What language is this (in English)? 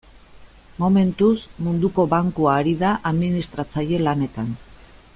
Basque